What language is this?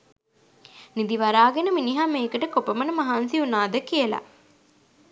Sinhala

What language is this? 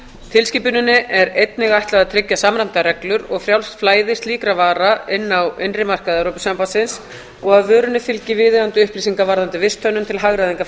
Icelandic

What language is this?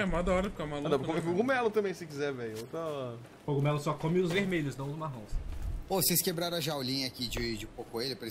Portuguese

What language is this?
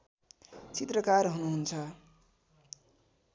Nepali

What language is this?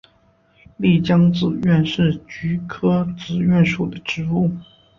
Chinese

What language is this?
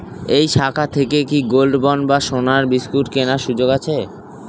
Bangla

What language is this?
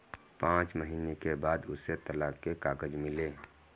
Hindi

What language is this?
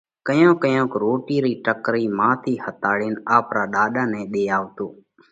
Parkari Koli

